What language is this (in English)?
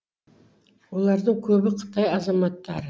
Kazakh